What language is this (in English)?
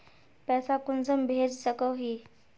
Magahi